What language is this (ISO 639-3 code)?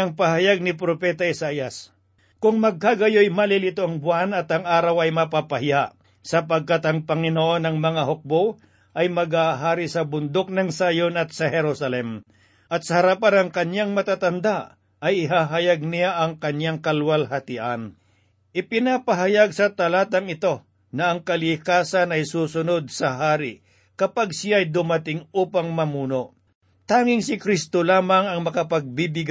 fil